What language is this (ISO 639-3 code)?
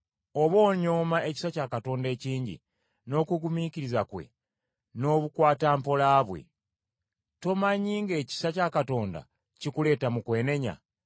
lug